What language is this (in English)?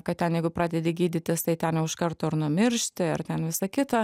Lithuanian